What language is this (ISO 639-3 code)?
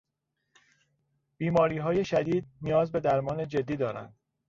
fas